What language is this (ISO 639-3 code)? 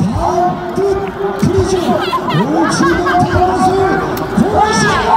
kor